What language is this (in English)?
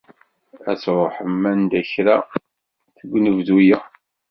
Kabyle